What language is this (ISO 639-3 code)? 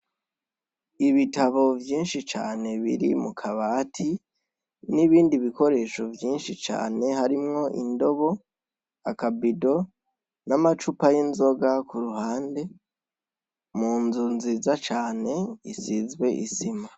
run